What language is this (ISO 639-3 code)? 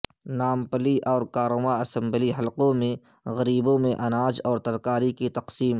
urd